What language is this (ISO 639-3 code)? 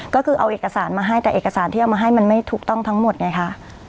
tha